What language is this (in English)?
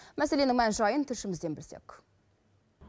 Kazakh